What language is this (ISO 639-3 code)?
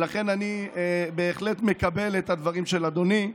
heb